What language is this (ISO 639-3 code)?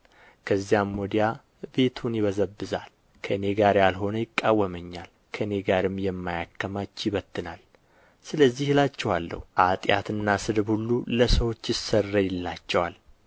amh